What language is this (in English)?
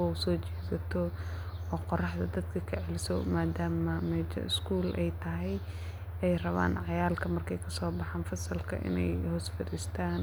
Somali